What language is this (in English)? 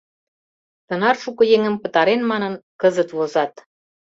Mari